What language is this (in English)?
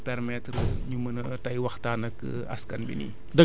Wolof